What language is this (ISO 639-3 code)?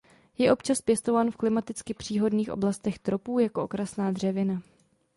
ces